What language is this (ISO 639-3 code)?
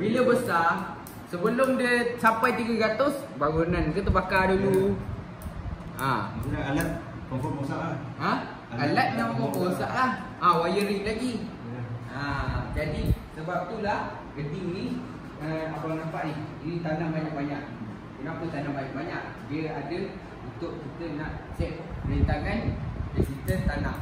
msa